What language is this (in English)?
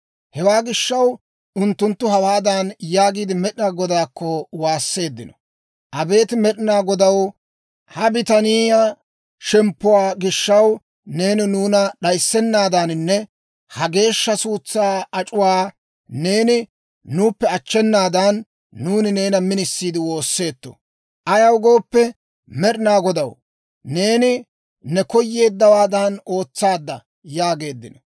Dawro